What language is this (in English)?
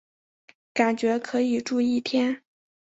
Chinese